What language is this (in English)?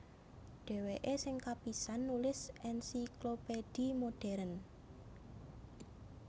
Javanese